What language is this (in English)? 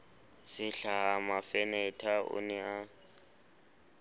Southern Sotho